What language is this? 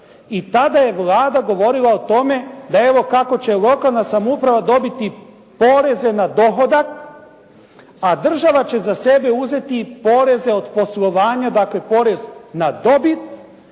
Croatian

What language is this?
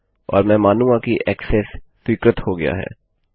Hindi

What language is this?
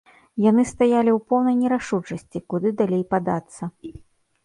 Belarusian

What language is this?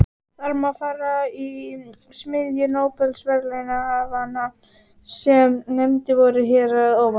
Icelandic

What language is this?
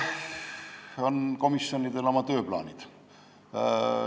Estonian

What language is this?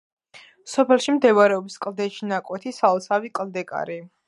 Georgian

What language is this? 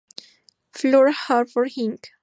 Spanish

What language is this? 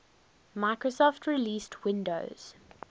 English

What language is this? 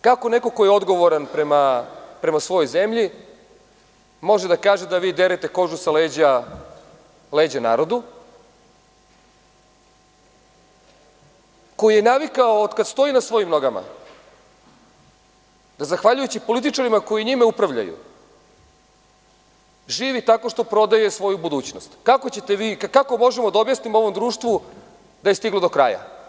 Serbian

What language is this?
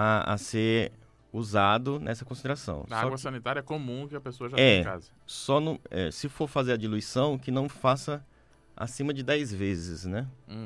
Portuguese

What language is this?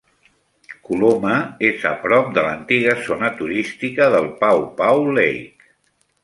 Catalan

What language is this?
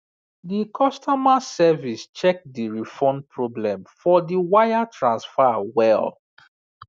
Nigerian Pidgin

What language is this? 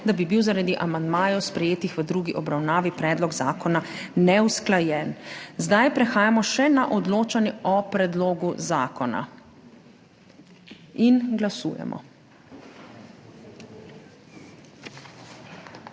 Slovenian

